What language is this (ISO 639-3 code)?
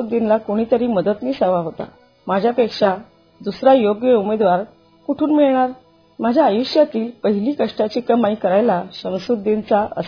mar